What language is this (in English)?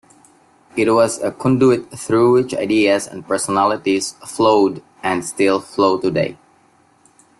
English